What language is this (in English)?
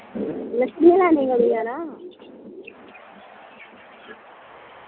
Dogri